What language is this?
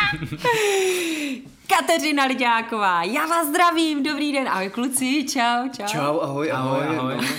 Czech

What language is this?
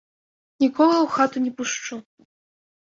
Belarusian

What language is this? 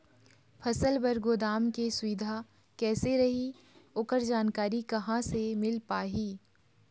Chhattisgarhi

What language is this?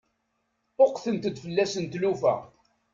Kabyle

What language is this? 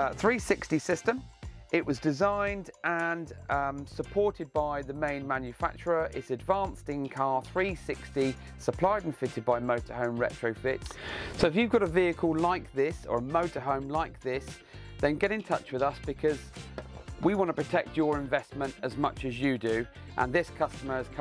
English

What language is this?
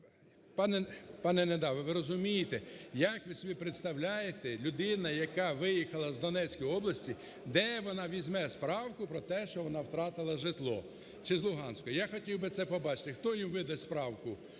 Ukrainian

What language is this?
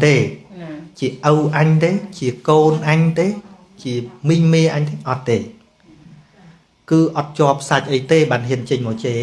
Vietnamese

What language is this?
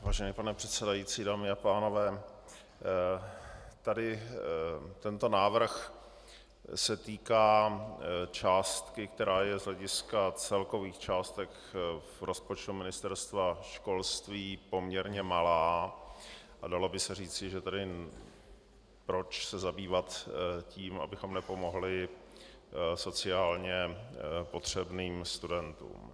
Czech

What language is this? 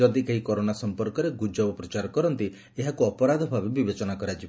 Odia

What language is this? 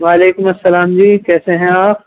Urdu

